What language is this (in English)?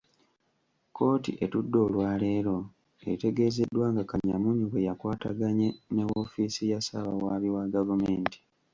Ganda